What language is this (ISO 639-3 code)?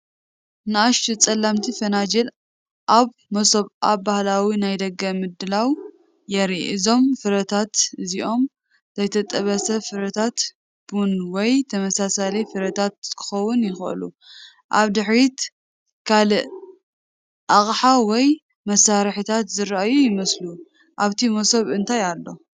tir